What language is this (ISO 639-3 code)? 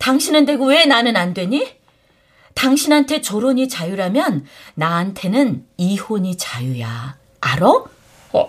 kor